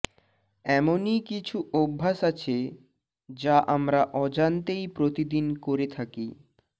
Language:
Bangla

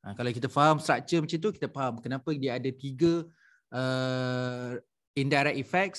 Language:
Malay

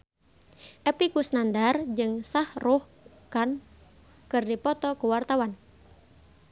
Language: Sundanese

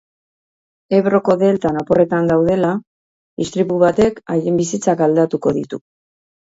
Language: Basque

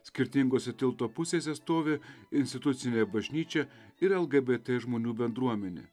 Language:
Lithuanian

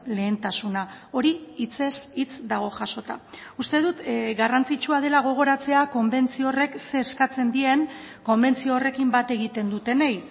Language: Basque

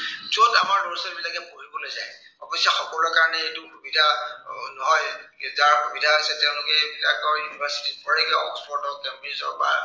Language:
Assamese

